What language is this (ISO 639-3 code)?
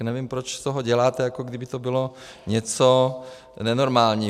ces